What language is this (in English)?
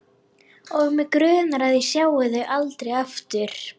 Icelandic